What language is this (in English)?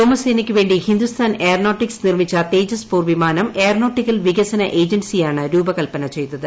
Malayalam